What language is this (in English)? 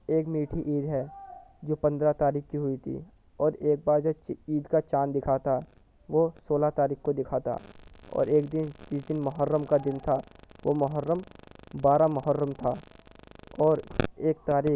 Urdu